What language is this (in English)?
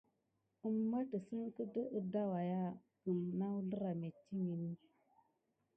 Gidar